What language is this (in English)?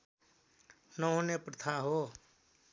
Nepali